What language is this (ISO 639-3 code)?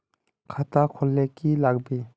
mag